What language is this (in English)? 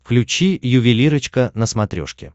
Russian